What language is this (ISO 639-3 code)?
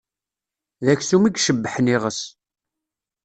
kab